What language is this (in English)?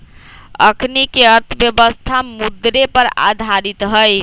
Magahi